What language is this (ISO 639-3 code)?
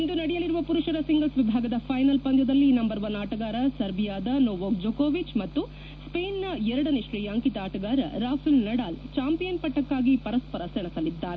kan